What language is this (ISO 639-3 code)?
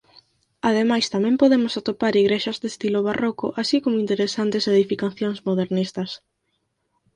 glg